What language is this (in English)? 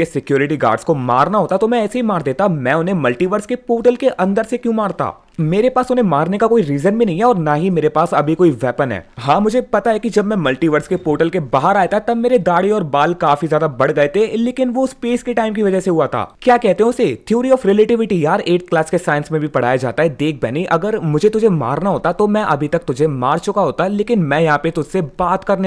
Hindi